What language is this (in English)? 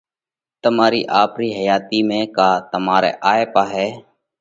Parkari Koli